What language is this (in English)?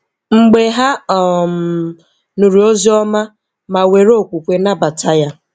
Igbo